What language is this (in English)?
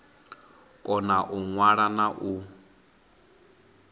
Venda